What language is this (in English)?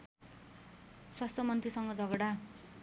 Nepali